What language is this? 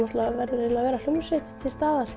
Icelandic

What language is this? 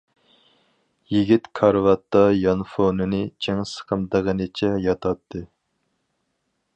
Uyghur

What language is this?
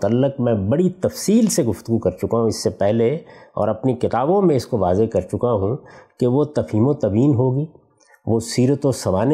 Urdu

